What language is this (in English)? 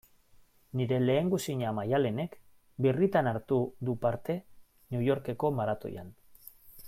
Basque